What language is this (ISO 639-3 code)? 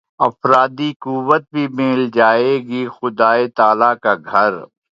urd